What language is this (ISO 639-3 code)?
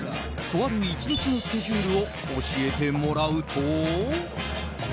jpn